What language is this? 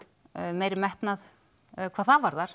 Icelandic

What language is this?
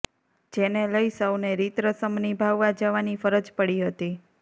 Gujarati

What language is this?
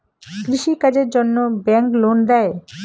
Bangla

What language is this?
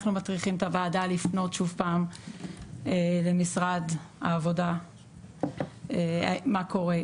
Hebrew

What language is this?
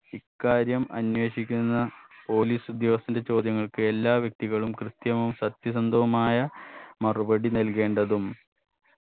Malayalam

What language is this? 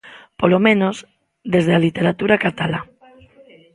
Galician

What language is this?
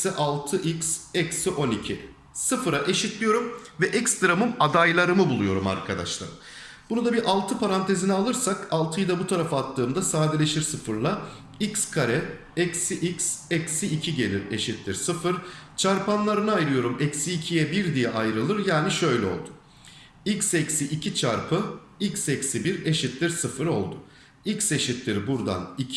Turkish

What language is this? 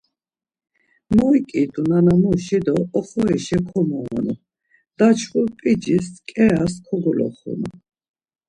Laz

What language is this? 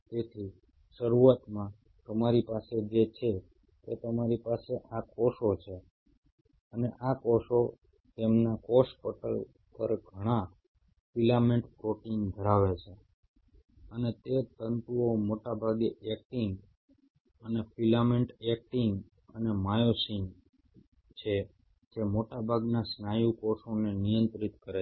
Gujarati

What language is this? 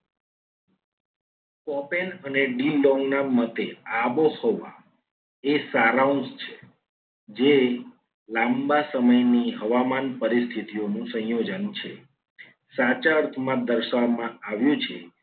Gujarati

